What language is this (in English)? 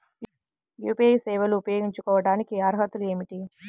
Telugu